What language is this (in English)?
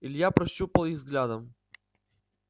Russian